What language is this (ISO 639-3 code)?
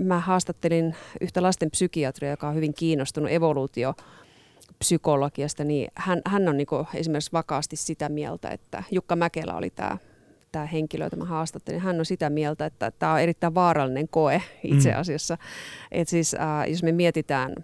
fin